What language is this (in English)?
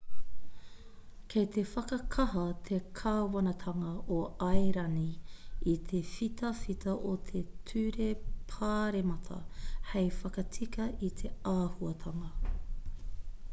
Māori